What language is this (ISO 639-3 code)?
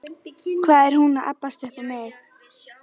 isl